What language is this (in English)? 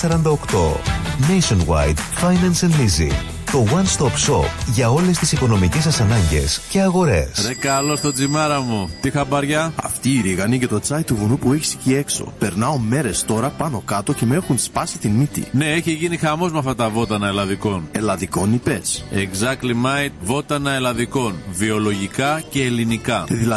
Greek